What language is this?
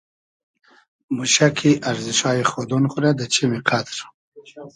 Hazaragi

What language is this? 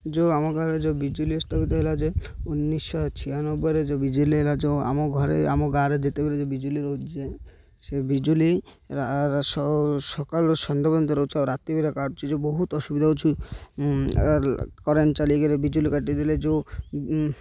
Odia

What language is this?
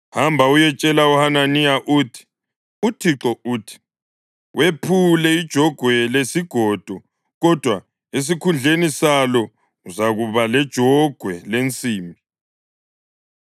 North Ndebele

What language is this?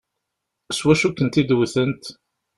Kabyle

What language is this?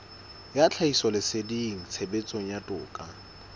Southern Sotho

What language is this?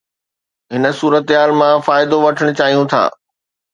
Sindhi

